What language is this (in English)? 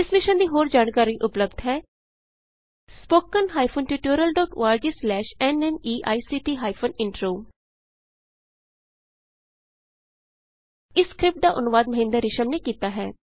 Punjabi